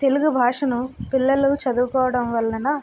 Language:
Telugu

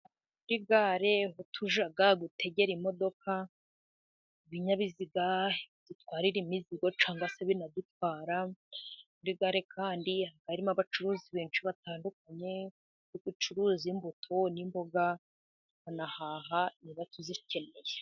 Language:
Kinyarwanda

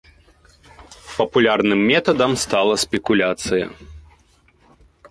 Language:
Belarusian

